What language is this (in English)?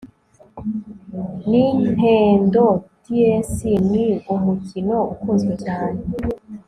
Kinyarwanda